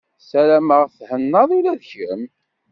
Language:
Kabyle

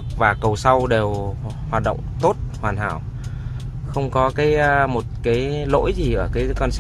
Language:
Vietnamese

